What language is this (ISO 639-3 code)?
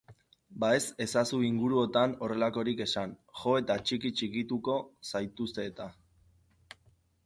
eus